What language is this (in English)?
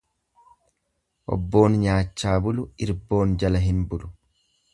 Oromo